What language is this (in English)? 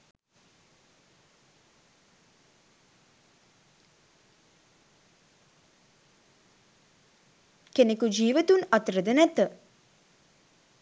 Sinhala